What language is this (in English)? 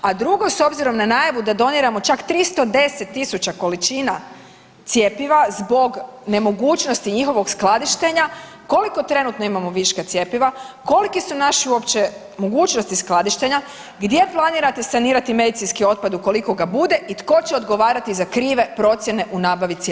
Croatian